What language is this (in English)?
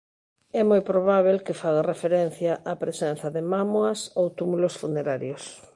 Galician